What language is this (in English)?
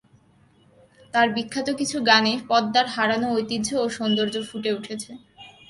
Bangla